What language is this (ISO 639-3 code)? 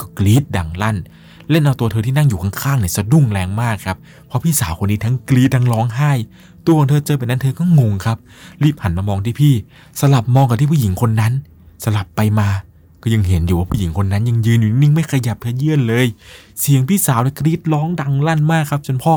tha